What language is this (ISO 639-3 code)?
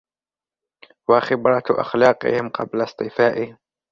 ara